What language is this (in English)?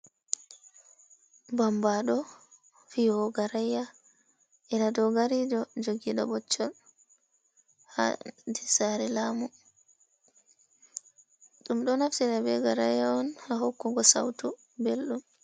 Fula